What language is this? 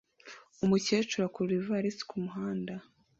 Kinyarwanda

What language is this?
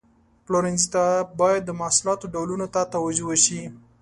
Pashto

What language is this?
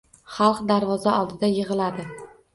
Uzbek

